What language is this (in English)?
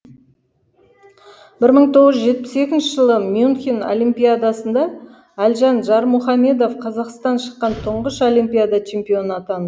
Kazakh